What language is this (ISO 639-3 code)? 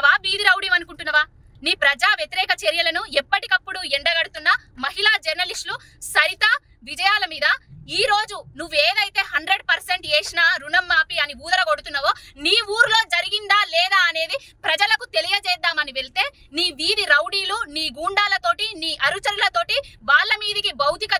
tel